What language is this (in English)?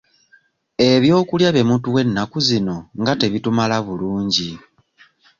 Ganda